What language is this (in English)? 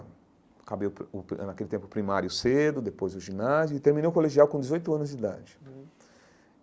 Portuguese